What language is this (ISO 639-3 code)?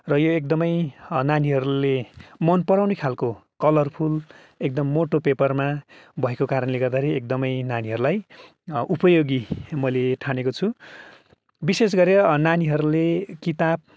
nep